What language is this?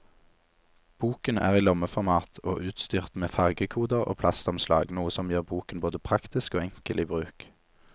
Norwegian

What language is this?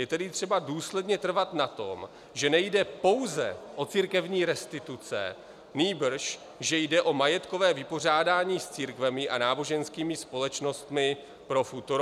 Czech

